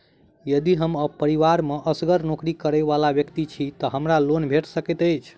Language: Maithili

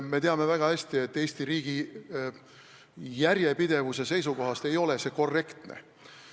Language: Estonian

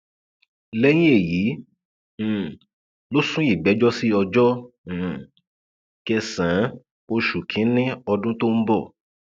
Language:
Yoruba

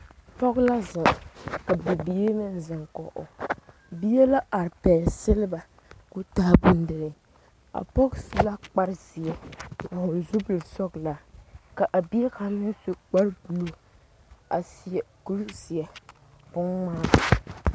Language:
Southern Dagaare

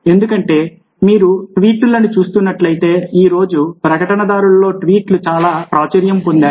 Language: Telugu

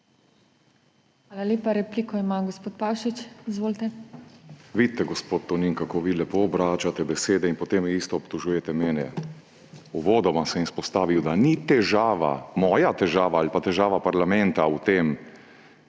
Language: Slovenian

